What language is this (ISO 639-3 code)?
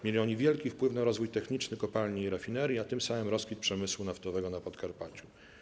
pol